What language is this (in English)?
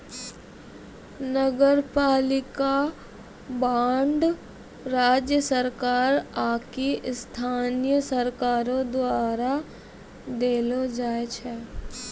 Maithili